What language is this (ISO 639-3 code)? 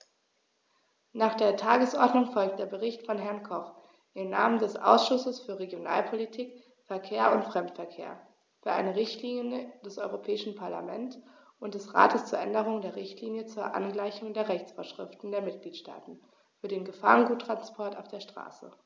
deu